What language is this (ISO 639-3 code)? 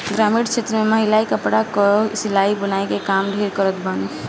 bho